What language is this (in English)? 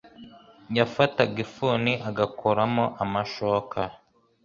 Kinyarwanda